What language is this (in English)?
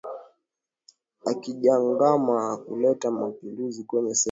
Swahili